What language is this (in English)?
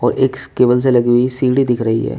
Hindi